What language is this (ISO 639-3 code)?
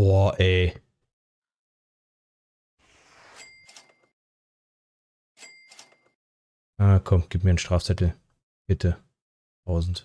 deu